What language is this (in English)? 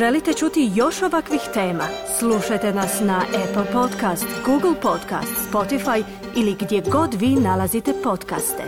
Croatian